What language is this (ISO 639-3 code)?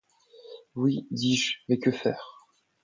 fra